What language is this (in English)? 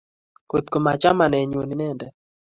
Kalenjin